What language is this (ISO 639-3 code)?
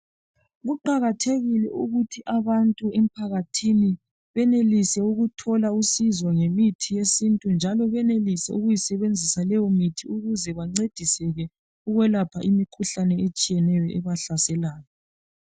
nde